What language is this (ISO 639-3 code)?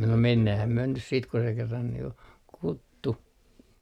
fin